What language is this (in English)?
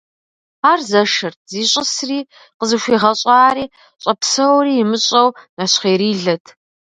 Kabardian